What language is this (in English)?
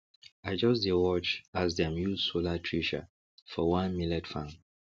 Nigerian Pidgin